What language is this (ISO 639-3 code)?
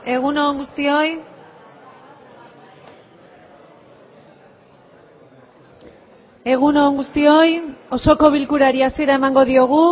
eus